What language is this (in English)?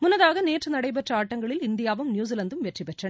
Tamil